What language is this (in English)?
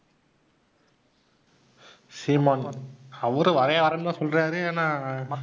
Tamil